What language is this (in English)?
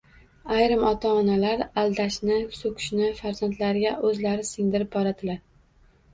Uzbek